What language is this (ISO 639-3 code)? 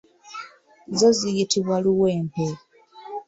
lug